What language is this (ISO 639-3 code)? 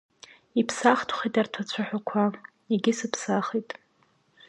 abk